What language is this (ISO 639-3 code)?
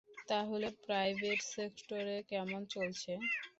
ben